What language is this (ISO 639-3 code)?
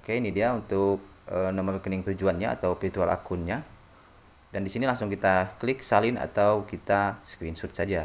ind